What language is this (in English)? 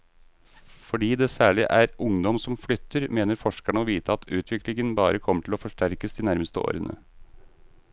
Norwegian